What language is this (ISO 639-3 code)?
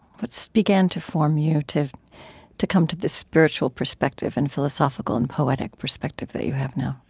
eng